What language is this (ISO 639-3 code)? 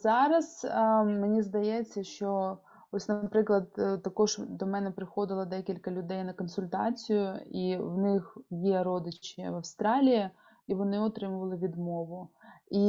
ukr